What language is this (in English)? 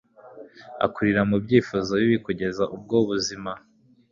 Kinyarwanda